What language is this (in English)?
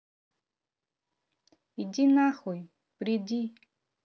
Russian